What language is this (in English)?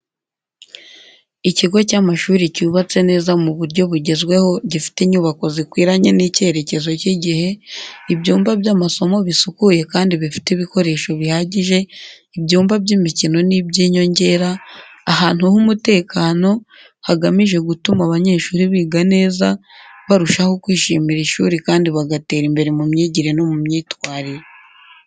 Kinyarwanda